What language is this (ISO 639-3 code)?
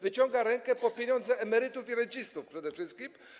pol